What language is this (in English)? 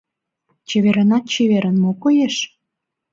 Mari